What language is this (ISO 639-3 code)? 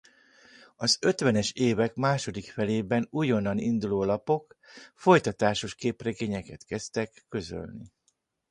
hun